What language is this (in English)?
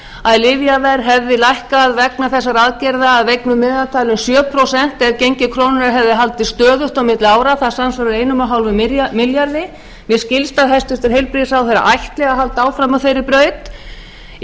Icelandic